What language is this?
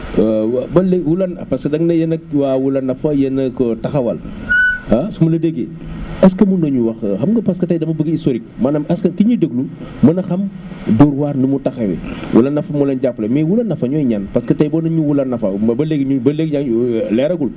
Wolof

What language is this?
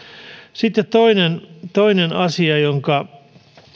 Finnish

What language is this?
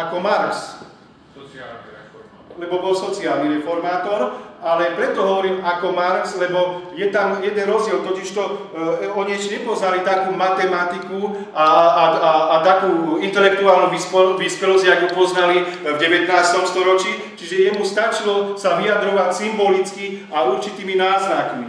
Slovak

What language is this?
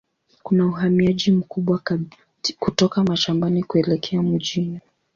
Swahili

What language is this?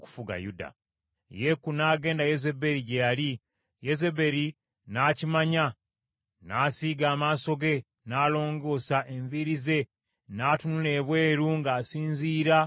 Ganda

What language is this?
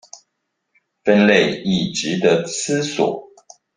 Chinese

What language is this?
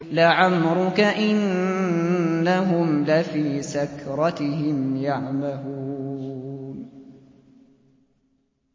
Arabic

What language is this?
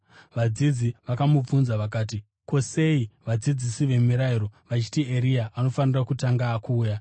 Shona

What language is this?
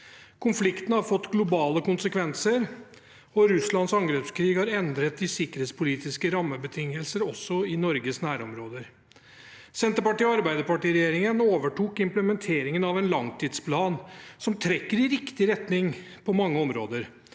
Norwegian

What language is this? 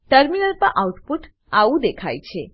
Gujarati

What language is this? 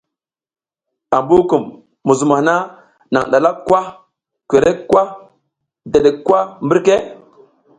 South Giziga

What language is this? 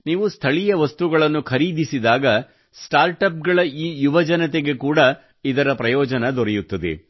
Kannada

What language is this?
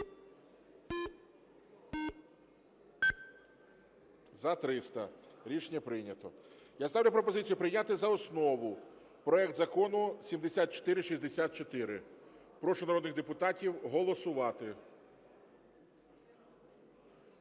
Ukrainian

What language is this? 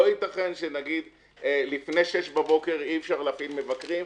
Hebrew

